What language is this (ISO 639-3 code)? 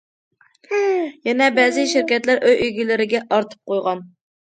uig